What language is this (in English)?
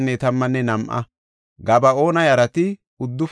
Gofa